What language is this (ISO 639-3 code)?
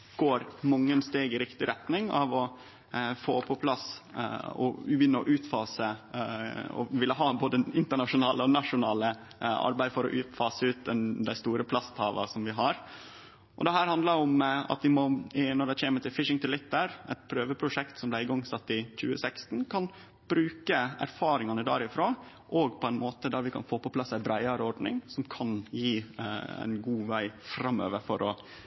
nno